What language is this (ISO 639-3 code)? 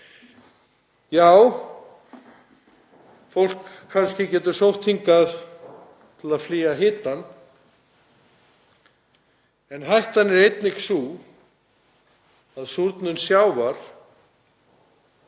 isl